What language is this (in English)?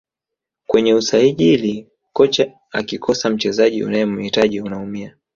Swahili